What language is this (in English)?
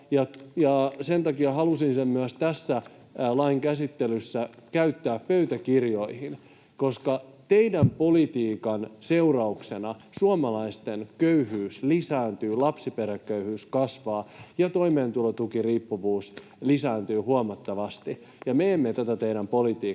Finnish